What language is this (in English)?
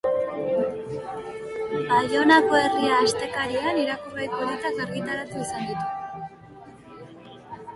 Basque